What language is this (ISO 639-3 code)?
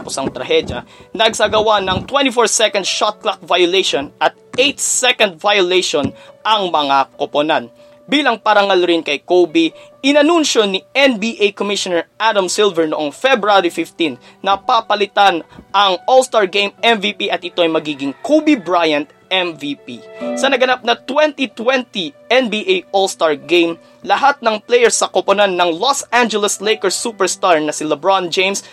fil